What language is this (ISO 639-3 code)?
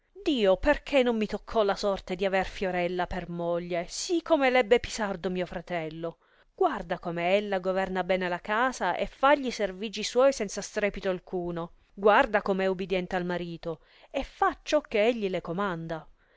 ita